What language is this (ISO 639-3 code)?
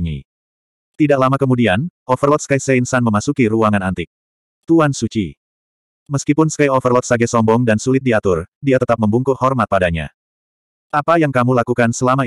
ind